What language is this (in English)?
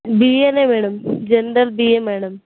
Telugu